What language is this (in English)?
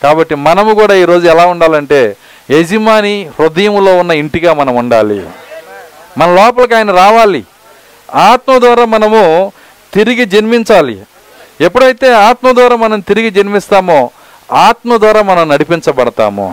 Telugu